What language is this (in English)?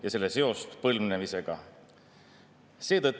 Estonian